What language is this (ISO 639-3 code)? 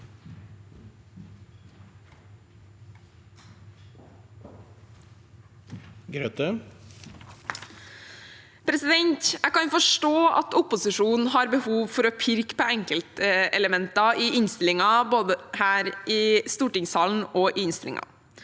nor